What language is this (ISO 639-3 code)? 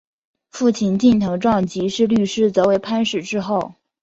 zho